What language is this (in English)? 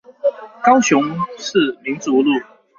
Chinese